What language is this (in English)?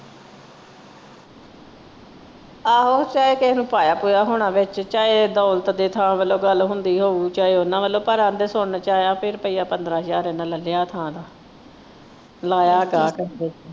Punjabi